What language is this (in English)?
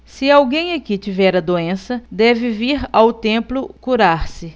Portuguese